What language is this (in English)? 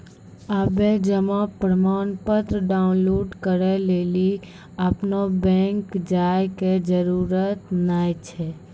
Maithili